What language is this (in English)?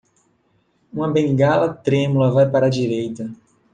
Portuguese